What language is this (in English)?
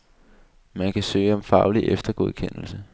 Danish